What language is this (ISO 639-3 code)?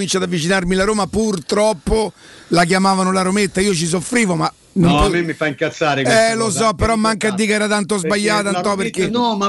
ita